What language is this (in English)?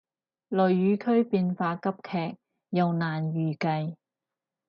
Cantonese